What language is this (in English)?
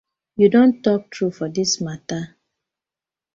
Nigerian Pidgin